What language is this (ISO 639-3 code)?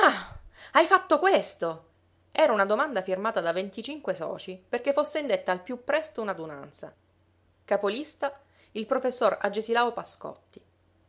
ita